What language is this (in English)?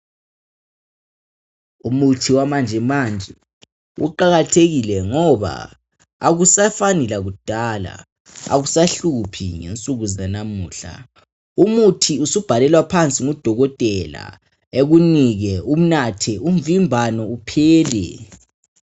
North Ndebele